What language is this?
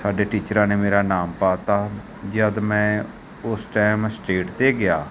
Punjabi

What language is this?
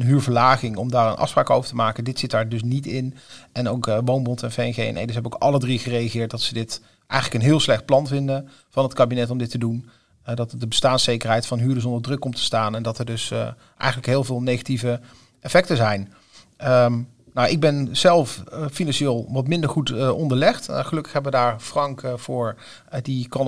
Dutch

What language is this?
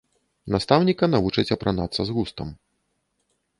Belarusian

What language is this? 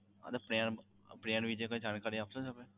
Gujarati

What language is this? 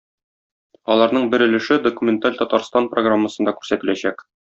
Tatar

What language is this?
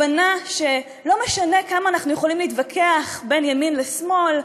Hebrew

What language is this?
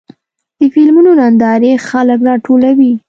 Pashto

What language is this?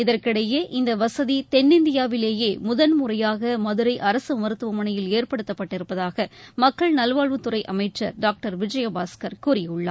Tamil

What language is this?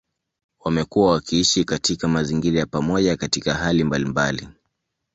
Swahili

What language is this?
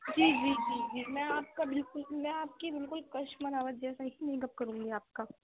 Urdu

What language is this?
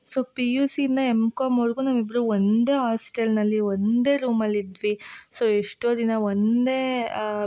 Kannada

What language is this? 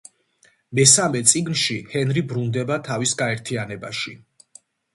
Georgian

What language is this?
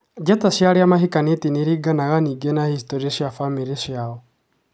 Kikuyu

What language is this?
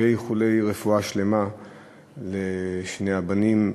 Hebrew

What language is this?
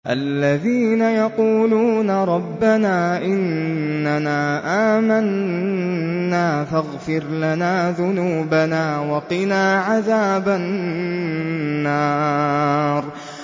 Arabic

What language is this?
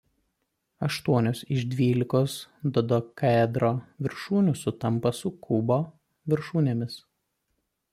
Lithuanian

